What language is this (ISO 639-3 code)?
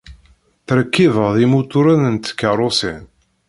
kab